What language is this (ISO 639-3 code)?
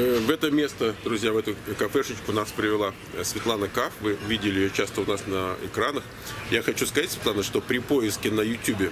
rus